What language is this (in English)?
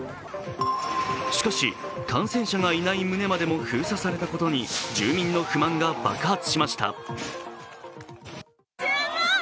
Japanese